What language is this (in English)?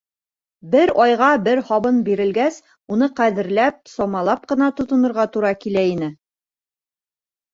Bashkir